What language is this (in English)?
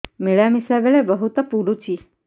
Odia